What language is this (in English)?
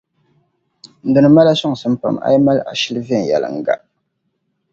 Dagbani